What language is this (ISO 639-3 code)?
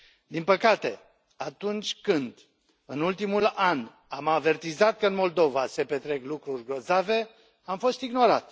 ron